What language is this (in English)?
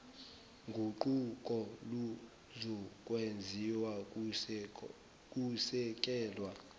Zulu